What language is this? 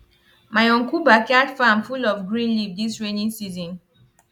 Nigerian Pidgin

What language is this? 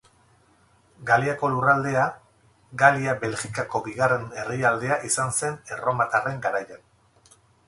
Basque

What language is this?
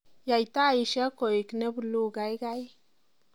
Kalenjin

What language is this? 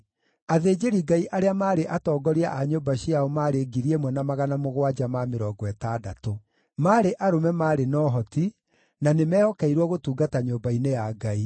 Kikuyu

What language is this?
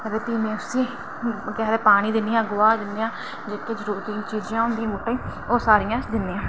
Dogri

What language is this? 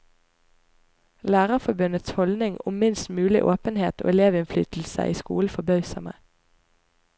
Norwegian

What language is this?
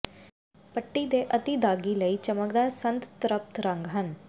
Punjabi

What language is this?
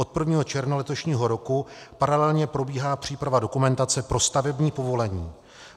Czech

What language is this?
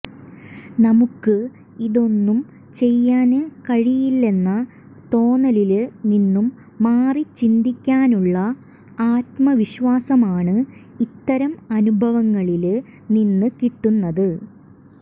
Malayalam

